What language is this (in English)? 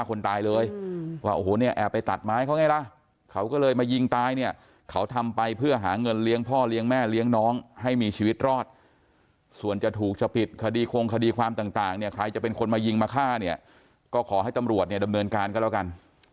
Thai